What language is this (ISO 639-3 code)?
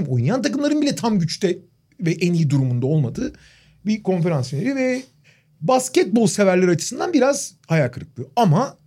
tur